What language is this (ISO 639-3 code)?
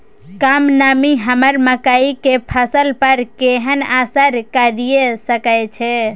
mai